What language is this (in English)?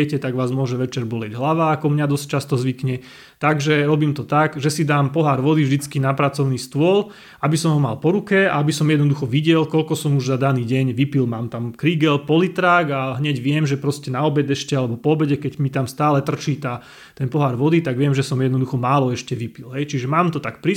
Slovak